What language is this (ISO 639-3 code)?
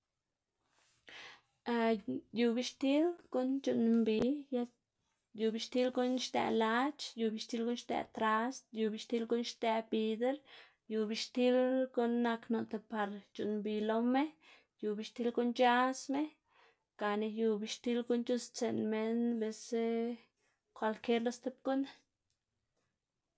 ztg